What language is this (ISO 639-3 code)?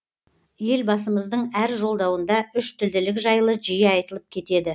kaz